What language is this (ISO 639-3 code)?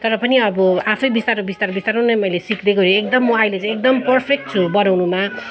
nep